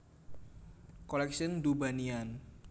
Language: Javanese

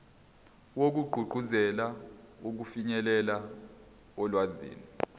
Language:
Zulu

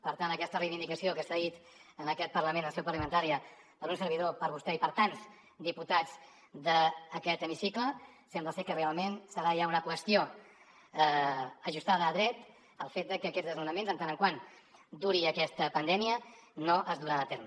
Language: Catalan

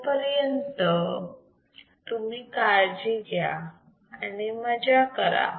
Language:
Marathi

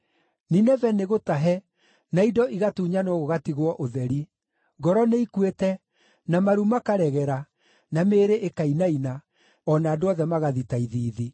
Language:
Kikuyu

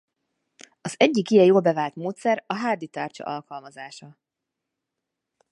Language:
Hungarian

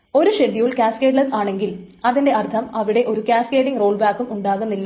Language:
Malayalam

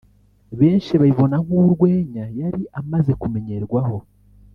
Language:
Kinyarwanda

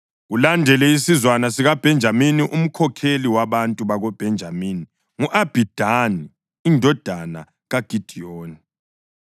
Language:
North Ndebele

